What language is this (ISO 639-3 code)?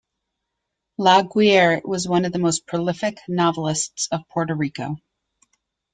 eng